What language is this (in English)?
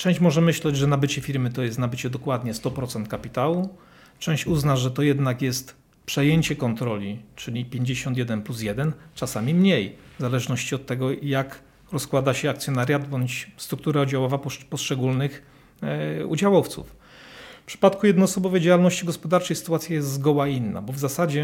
Polish